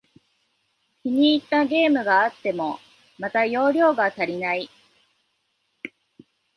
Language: Japanese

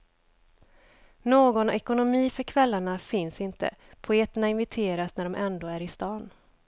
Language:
Swedish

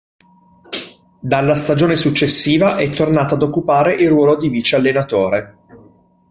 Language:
Italian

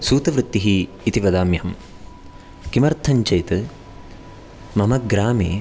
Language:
Sanskrit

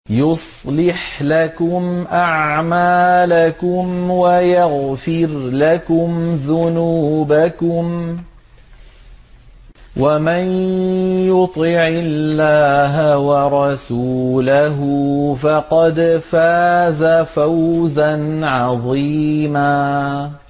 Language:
Arabic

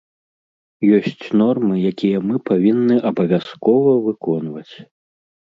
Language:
Belarusian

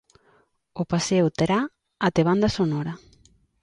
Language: Galician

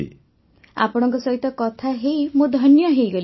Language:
Odia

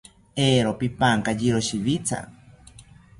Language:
South Ucayali Ashéninka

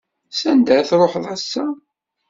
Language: Kabyle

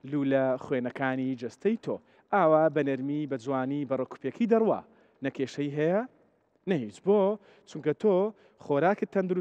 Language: Arabic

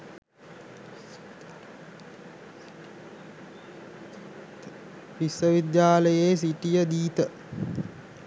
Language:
Sinhala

